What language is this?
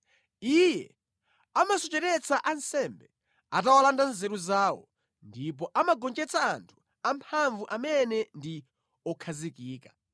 Nyanja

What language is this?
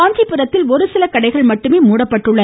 Tamil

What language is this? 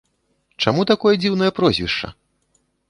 Belarusian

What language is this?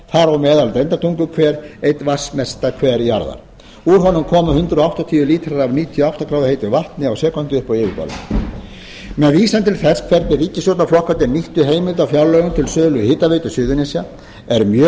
Icelandic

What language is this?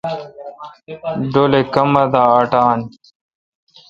Kalkoti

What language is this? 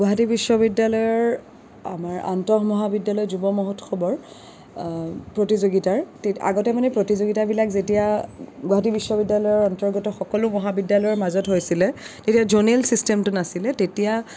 Assamese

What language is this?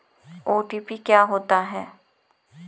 Hindi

